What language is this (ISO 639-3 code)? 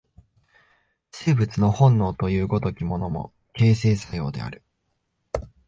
jpn